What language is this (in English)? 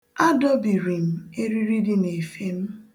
Igbo